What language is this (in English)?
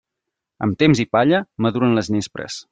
Catalan